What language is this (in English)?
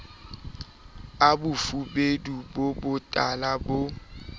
Southern Sotho